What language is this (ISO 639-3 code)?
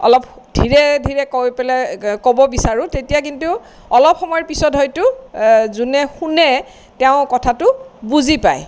asm